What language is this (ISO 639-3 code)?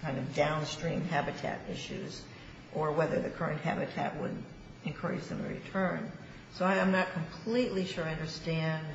eng